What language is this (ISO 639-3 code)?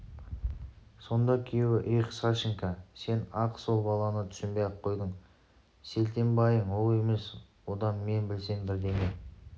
kaz